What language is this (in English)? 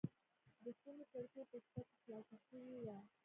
Pashto